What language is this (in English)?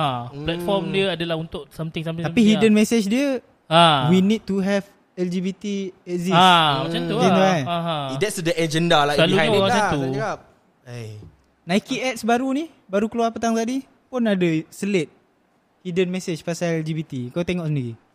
Malay